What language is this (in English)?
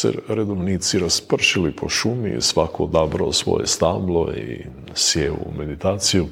Croatian